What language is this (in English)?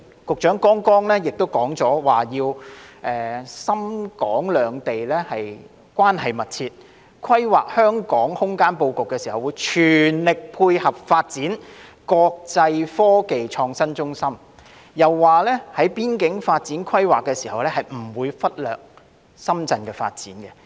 Cantonese